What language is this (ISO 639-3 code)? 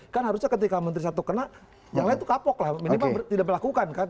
ind